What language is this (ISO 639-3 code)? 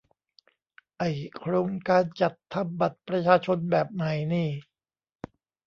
tha